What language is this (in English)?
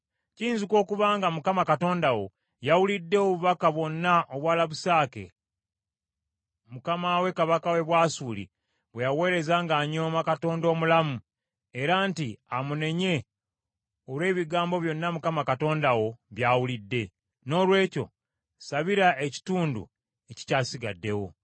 Ganda